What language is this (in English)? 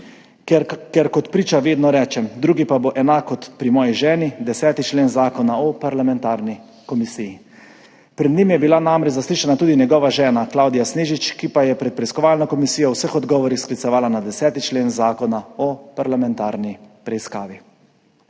Slovenian